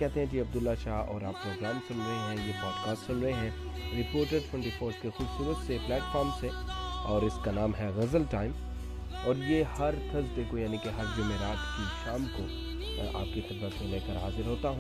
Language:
Urdu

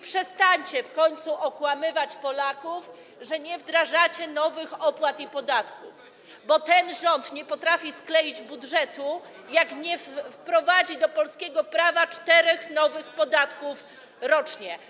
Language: Polish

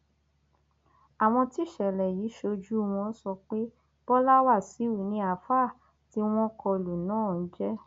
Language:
Yoruba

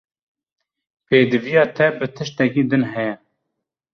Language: Kurdish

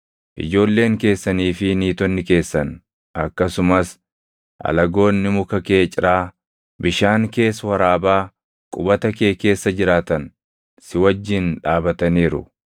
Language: Oromo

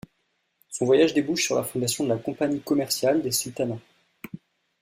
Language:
French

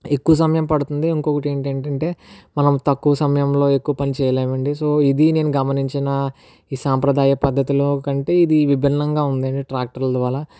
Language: Telugu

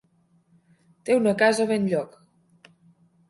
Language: Catalan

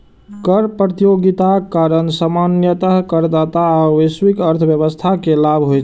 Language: Maithili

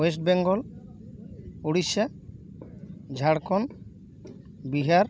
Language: Santali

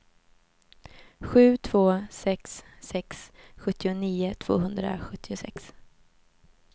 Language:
Swedish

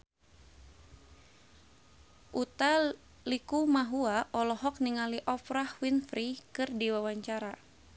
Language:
Sundanese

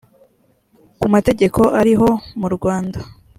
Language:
Kinyarwanda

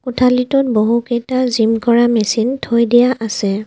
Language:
Assamese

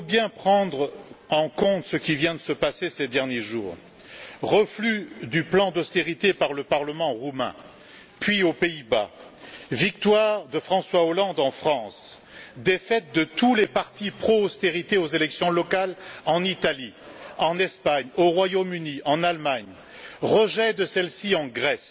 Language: French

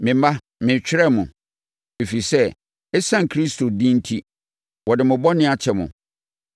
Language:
Akan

